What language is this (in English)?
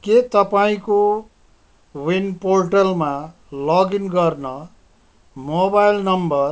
Nepali